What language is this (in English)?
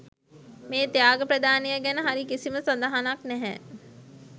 Sinhala